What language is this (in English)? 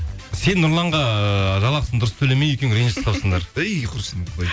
Kazakh